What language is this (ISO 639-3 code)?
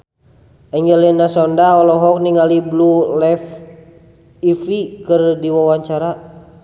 sun